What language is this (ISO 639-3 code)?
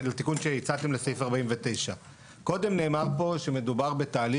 heb